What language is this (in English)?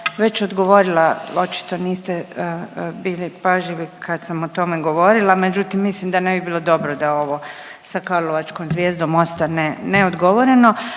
Croatian